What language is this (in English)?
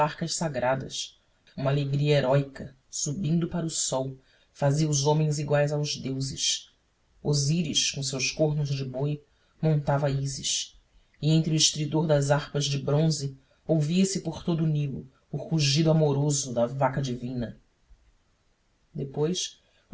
Portuguese